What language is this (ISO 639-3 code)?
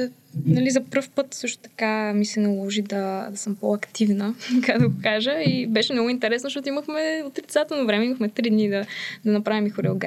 bul